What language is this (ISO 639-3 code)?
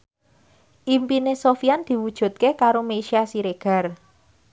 jav